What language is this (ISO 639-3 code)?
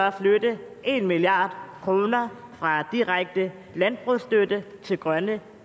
dan